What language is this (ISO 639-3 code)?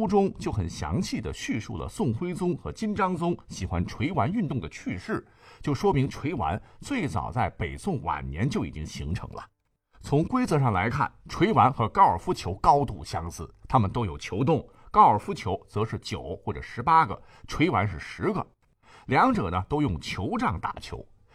zho